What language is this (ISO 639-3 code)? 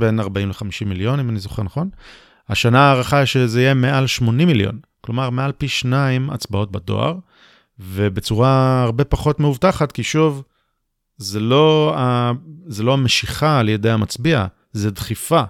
heb